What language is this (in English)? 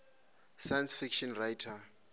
Venda